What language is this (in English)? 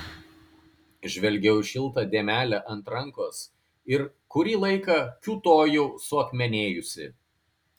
Lithuanian